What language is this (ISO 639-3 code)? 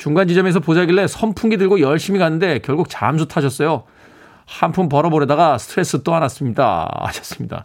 kor